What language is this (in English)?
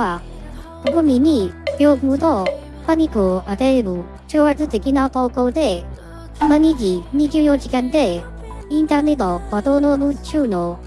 Japanese